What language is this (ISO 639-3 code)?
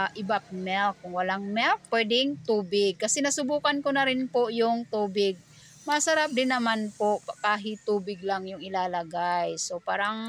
fil